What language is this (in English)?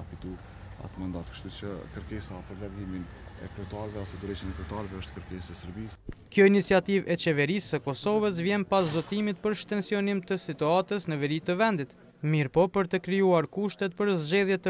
Romanian